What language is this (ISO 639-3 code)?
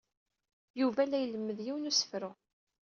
kab